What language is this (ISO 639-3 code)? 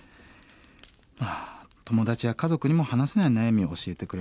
jpn